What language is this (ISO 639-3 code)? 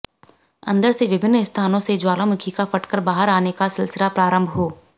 hin